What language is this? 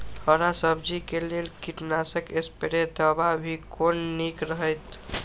Maithili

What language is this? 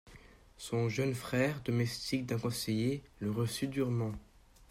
French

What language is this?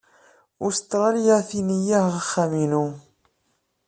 Kabyle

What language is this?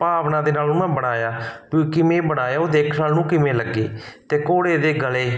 Punjabi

